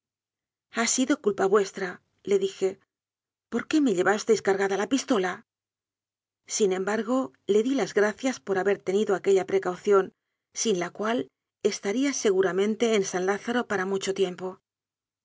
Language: Spanish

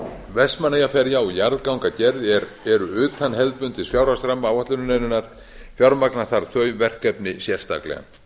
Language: Icelandic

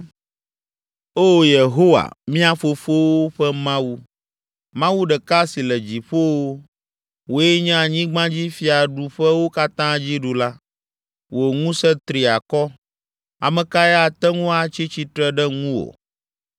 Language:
Ewe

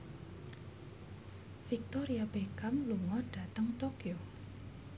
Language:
Javanese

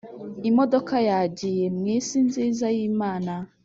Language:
Kinyarwanda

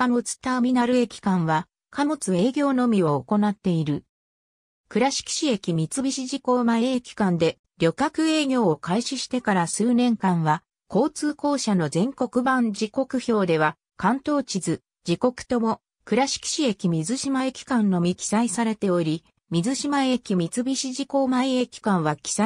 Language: Japanese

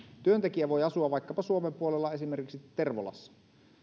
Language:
Finnish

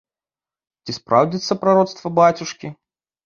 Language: Belarusian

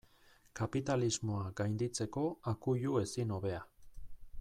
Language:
Basque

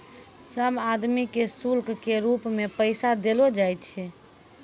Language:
Maithili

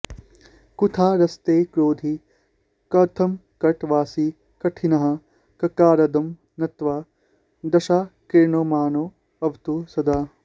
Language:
Sanskrit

